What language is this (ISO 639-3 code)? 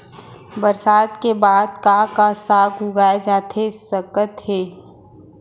hne